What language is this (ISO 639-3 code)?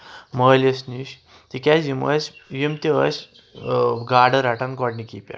kas